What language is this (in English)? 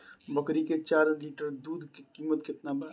Bhojpuri